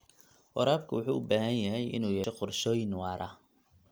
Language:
Somali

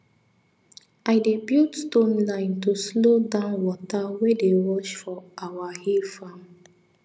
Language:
Nigerian Pidgin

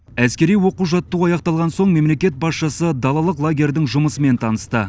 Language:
Kazakh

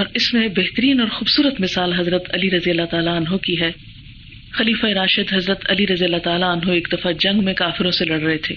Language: Urdu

